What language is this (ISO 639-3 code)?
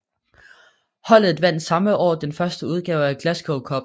dan